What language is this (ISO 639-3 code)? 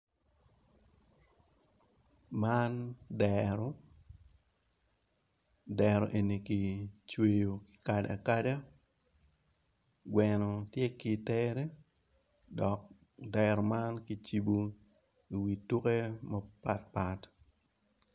ach